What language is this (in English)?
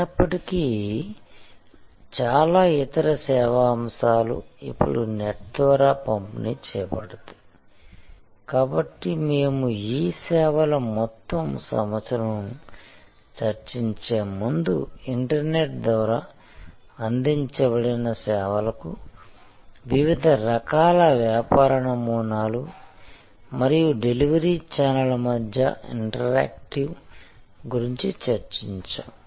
Telugu